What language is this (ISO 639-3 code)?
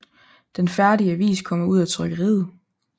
dan